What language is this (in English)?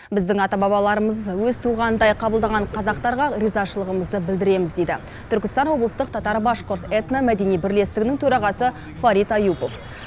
Kazakh